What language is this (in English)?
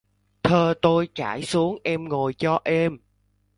Vietnamese